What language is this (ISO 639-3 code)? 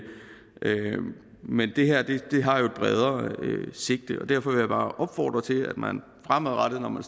dan